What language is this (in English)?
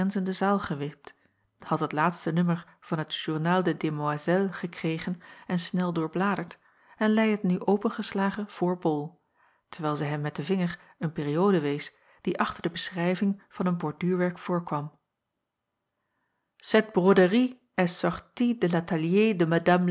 Dutch